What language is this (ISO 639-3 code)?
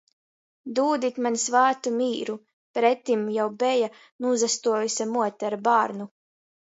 ltg